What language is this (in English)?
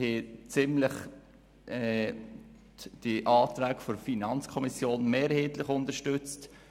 Swiss German